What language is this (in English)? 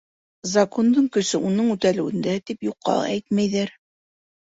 Bashkir